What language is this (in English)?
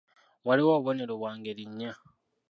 Ganda